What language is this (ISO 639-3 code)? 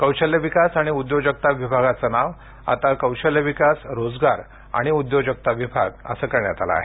mar